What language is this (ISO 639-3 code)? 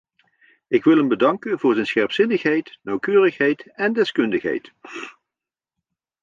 nld